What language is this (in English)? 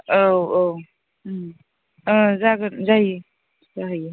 Bodo